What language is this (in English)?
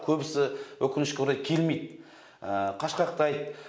Kazakh